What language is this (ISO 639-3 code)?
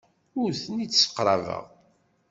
kab